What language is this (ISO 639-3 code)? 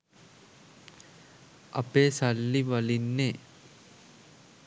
sin